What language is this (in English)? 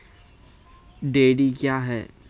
Maithili